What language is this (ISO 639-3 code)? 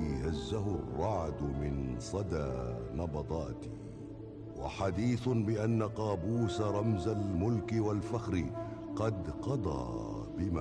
ara